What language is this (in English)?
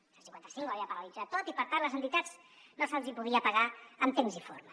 Catalan